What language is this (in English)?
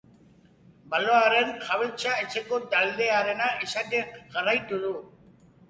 Basque